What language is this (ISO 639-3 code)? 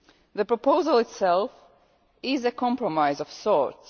eng